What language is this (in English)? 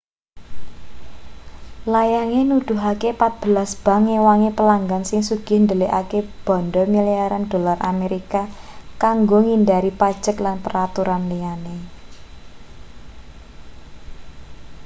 Javanese